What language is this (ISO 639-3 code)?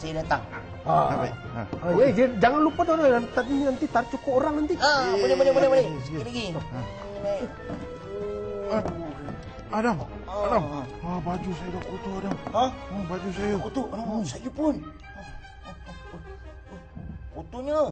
msa